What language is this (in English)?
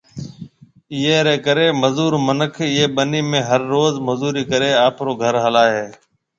Marwari (Pakistan)